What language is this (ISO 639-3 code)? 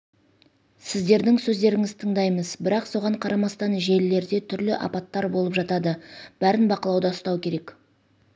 kaz